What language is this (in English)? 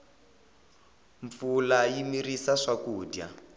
Tsonga